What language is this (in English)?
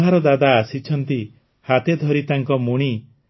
Odia